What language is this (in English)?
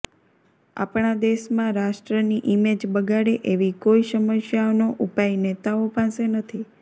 Gujarati